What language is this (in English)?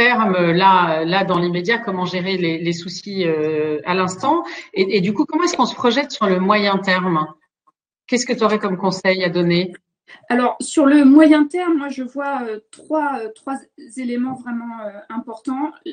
French